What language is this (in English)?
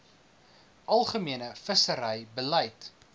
Afrikaans